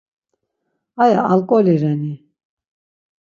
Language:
Laz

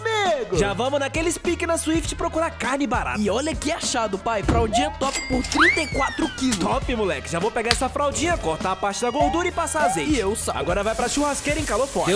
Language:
Portuguese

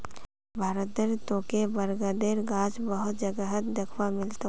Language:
Magahi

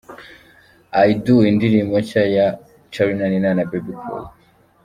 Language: Kinyarwanda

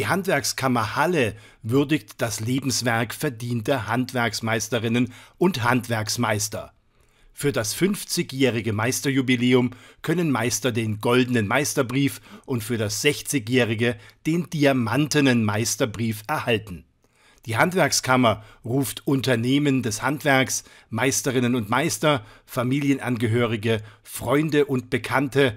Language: German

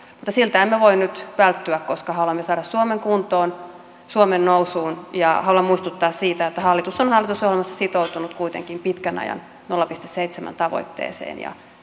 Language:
Finnish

